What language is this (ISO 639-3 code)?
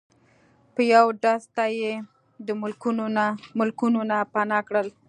pus